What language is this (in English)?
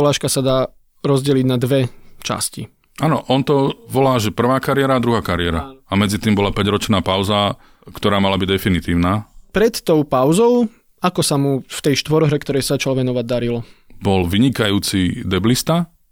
Slovak